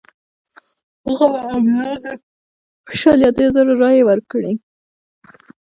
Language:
Pashto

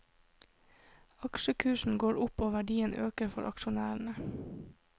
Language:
Norwegian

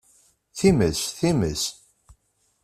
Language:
Kabyle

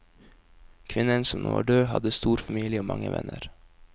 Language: Norwegian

